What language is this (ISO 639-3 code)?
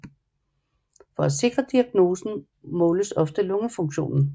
dan